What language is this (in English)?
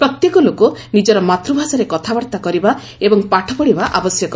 Odia